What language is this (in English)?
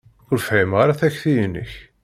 Kabyle